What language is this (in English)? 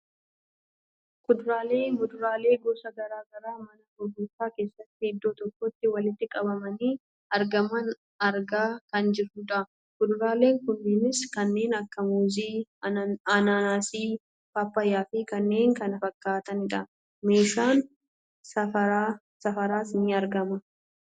Oromo